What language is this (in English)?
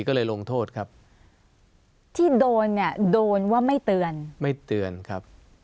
Thai